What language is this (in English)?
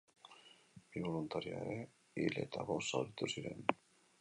Basque